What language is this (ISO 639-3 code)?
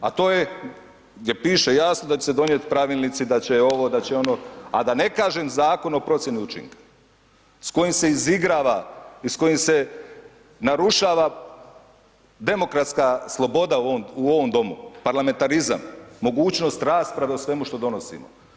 hrv